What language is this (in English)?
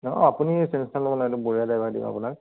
Assamese